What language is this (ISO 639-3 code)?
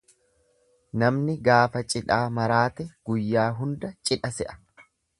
orm